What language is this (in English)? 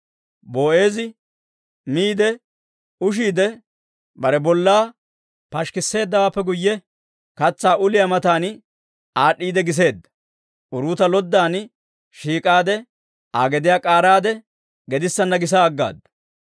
Dawro